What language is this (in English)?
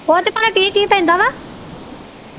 Punjabi